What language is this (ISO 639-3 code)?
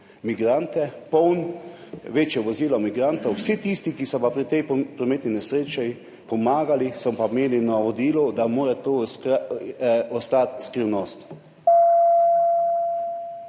slv